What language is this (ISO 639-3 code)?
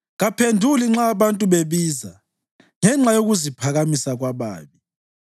nde